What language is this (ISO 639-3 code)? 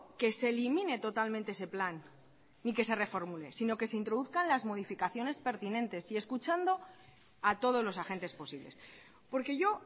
spa